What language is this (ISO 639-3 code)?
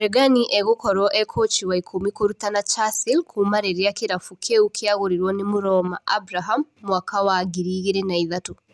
kik